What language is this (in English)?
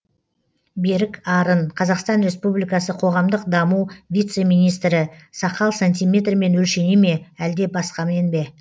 Kazakh